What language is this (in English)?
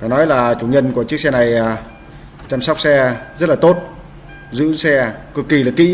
Vietnamese